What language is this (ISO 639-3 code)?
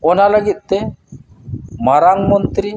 sat